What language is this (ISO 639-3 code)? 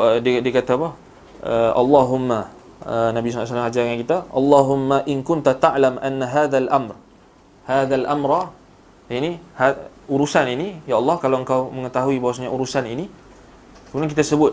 msa